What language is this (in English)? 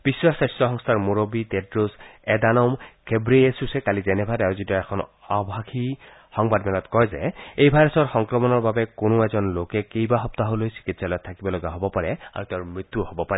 Assamese